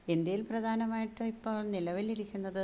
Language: Malayalam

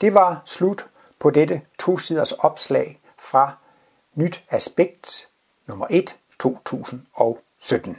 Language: Danish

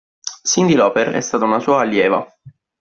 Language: Italian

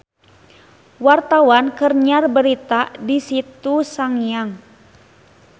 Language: Sundanese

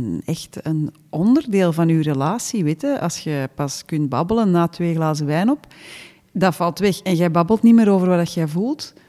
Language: Dutch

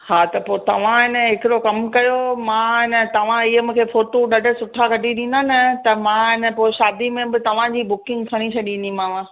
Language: Sindhi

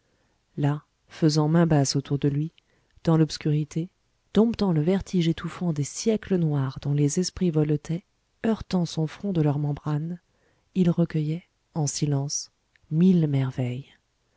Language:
French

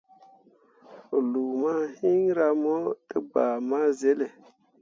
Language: Mundang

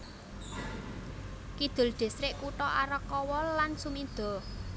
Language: Javanese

